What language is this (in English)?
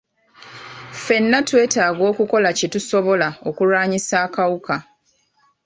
Ganda